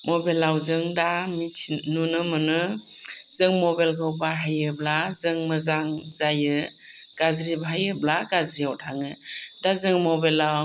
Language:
Bodo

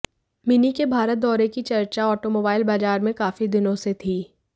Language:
Hindi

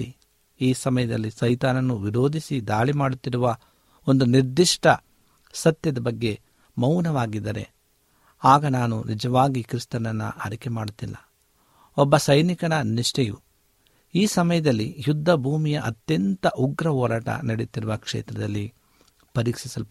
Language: Kannada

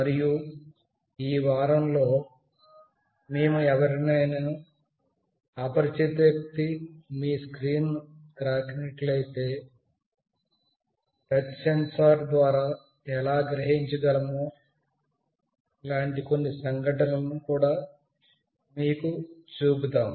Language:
Telugu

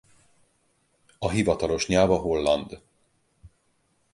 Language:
Hungarian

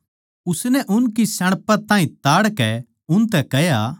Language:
Haryanvi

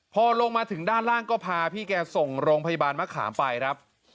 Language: Thai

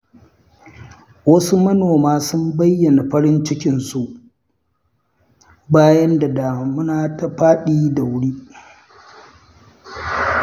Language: Hausa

